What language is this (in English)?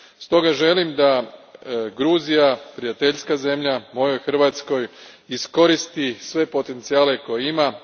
Croatian